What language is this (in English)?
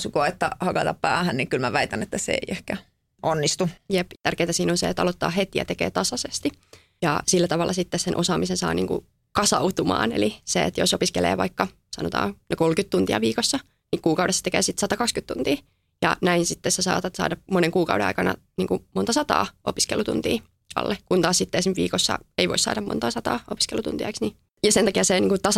Finnish